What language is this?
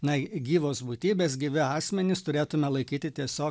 Lithuanian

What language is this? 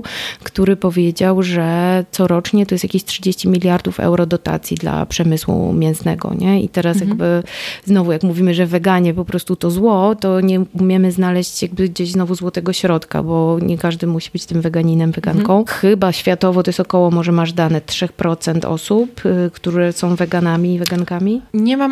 Polish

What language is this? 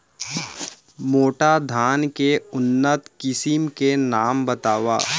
Chhattisgarhi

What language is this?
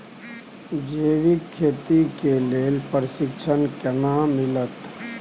Maithili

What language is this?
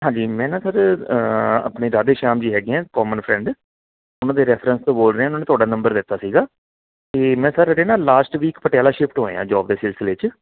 Punjabi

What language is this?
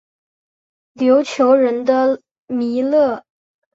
Chinese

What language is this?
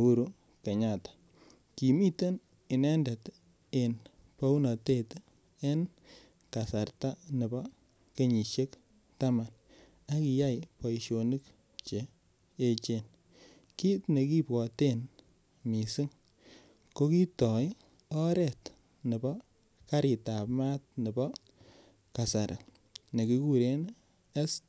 Kalenjin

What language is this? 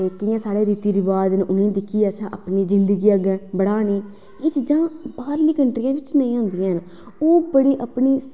Dogri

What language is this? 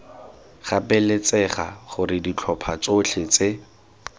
Tswana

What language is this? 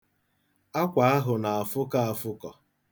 Igbo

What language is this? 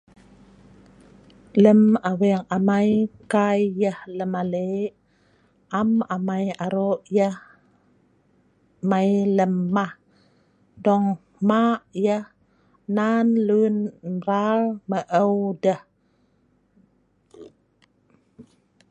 Sa'ban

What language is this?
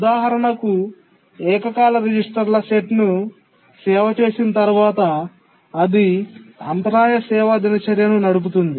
Telugu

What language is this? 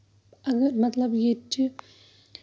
Kashmiri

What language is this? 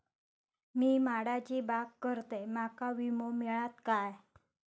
Marathi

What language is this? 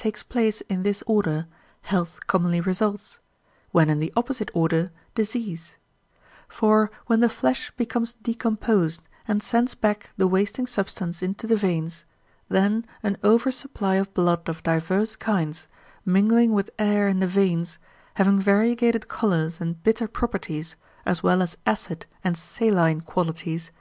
English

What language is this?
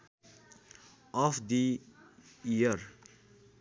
Nepali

